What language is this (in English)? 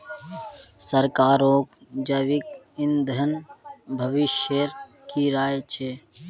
Magahi